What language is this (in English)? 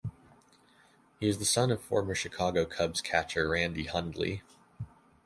English